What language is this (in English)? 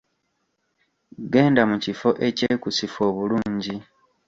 Ganda